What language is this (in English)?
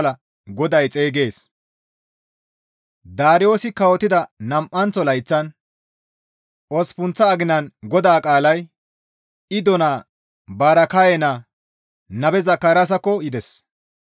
Gamo